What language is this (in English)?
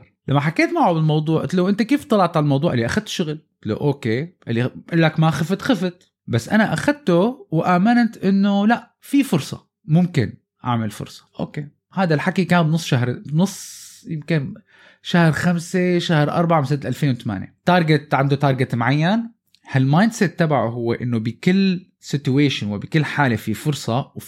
Arabic